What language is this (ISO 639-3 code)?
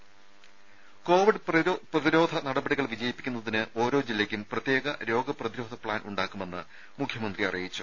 mal